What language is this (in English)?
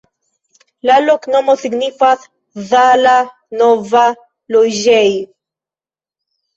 Esperanto